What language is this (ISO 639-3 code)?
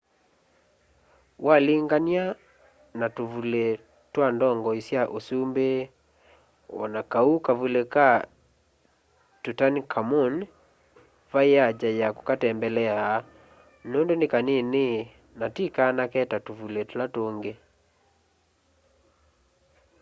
kam